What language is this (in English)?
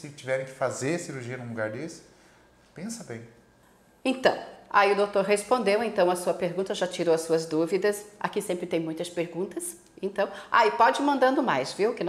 Portuguese